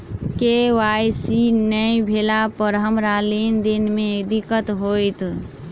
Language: Maithili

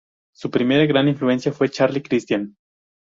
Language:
Spanish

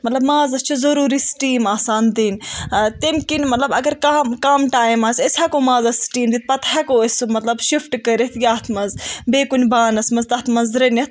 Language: Kashmiri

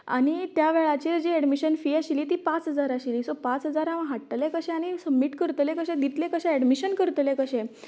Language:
Konkani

